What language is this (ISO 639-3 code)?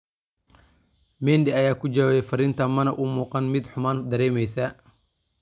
som